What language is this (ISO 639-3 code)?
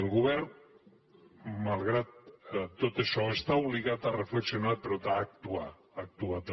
cat